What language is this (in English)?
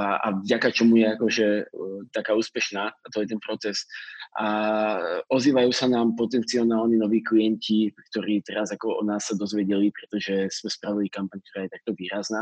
Slovak